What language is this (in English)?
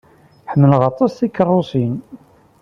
Kabyle